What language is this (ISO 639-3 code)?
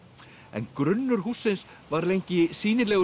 isl